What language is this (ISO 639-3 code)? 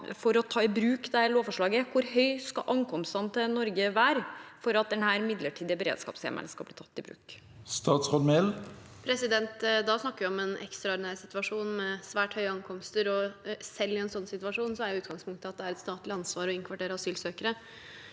nor